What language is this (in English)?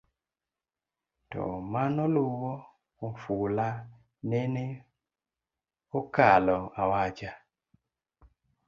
Luo (Kenya and Tanzania)